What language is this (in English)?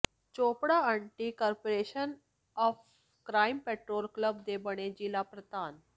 Punjabi